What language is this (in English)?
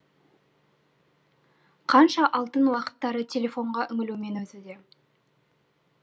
Kazakh